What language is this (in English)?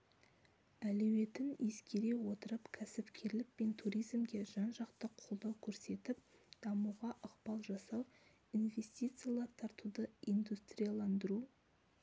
Kazakh